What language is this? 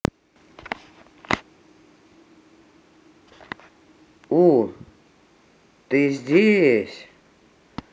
Russian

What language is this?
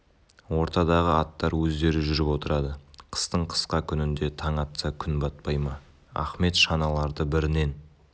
Kazakh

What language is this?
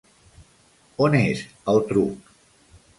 Catalan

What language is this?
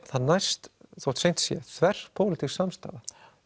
Icelandic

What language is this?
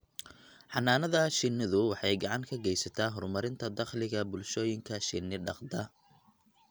Somali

